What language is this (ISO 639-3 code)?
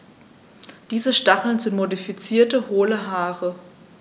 deu